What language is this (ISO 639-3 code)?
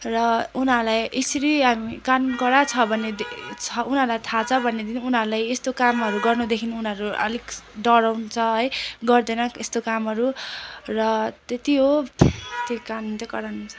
nep